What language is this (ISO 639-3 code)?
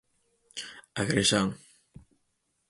glg